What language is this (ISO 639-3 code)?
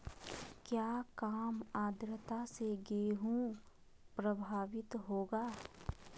mag